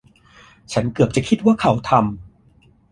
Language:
Thai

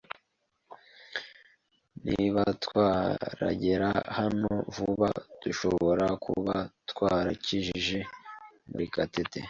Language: Kinyarwanda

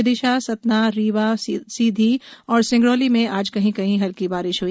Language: Hindi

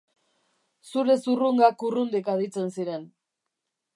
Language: Basque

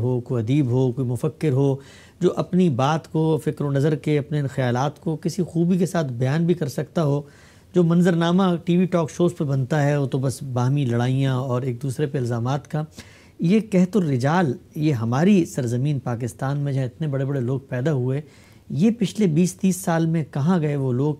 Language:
Urdu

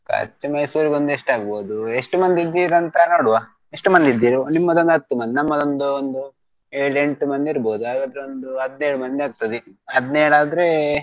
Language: Kannada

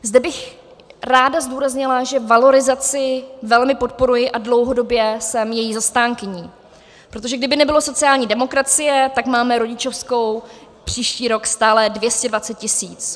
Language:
Czech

